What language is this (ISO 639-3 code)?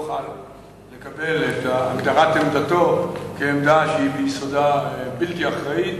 heb